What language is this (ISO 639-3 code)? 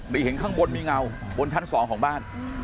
tha